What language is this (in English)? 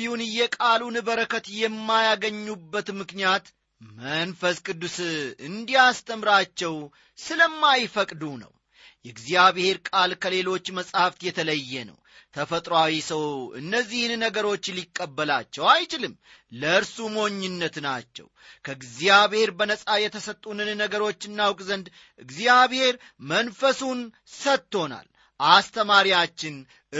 Amharic